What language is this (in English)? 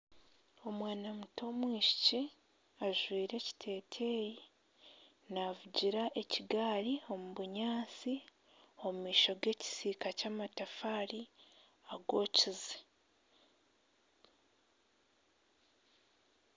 Nyankole